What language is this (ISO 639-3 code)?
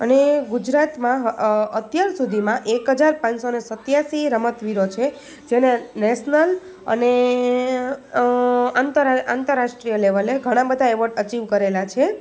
guj